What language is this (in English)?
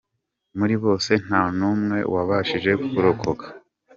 Kinyarwanda